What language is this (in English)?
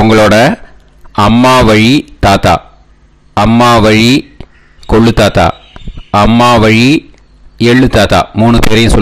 Tamil